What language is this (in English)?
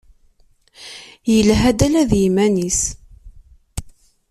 Kabyle